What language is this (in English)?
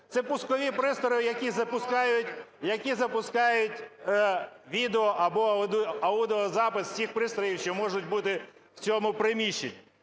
Ukrainian